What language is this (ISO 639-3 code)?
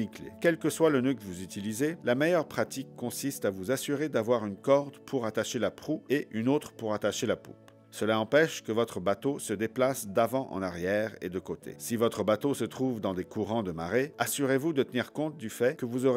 fra